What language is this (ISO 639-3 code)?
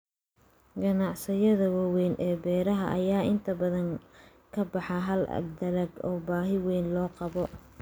som